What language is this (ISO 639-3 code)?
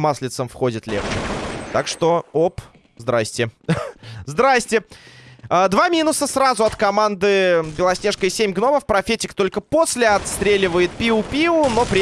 rus